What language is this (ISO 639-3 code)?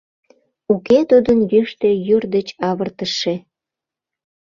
chm